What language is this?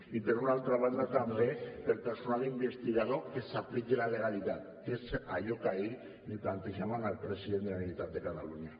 Catalan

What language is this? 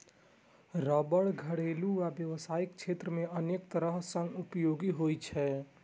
Maithili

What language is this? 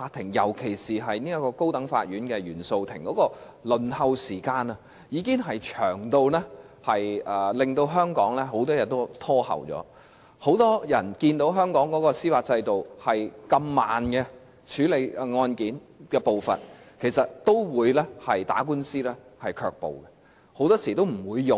Cantonese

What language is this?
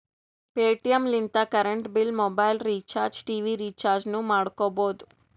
Kannada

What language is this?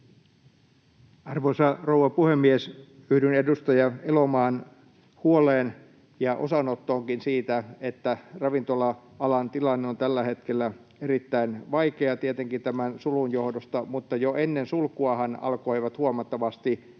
Finnish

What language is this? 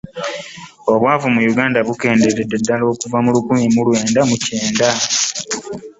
Ganda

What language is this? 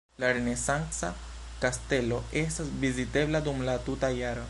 Esperanto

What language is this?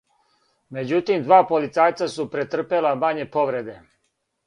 Serbian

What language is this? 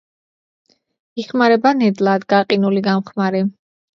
Georgian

